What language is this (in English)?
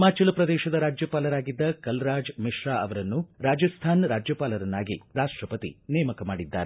Kannada